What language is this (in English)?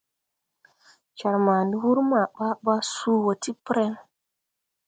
Tupuri